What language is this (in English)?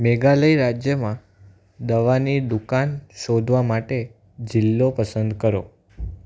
Gujarati